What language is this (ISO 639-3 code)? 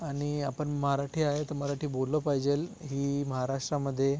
mar